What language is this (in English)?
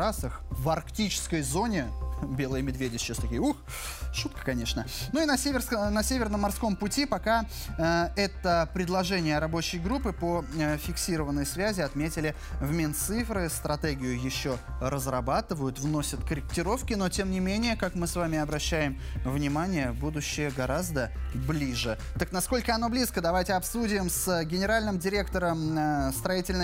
Russian